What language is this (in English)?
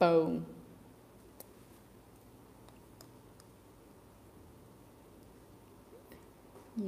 Vietnamese